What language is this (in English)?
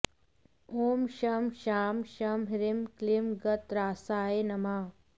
Sanskrit